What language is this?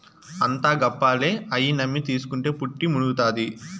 Telugu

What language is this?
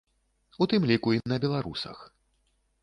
Belarusian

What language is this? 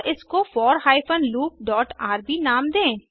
Hindi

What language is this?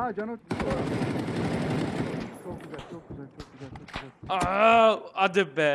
Turkish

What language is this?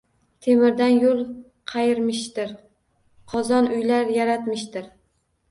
Uzbek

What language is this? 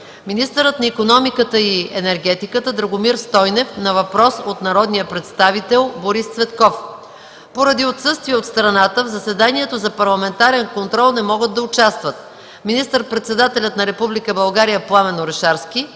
Bulgarian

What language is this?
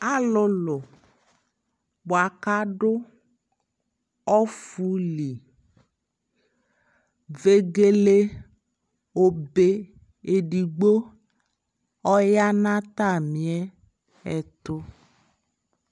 Ikposo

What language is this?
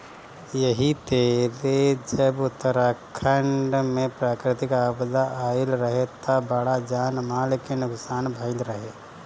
Bhojpuri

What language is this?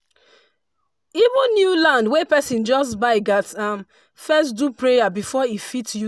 Nigerian Pidgin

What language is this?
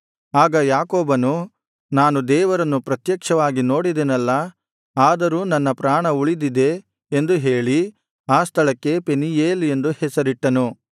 Kannada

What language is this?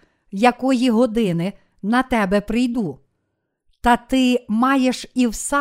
Ukrainian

